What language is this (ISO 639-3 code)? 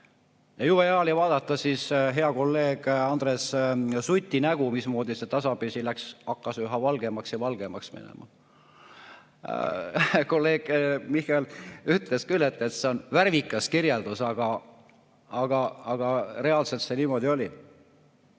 est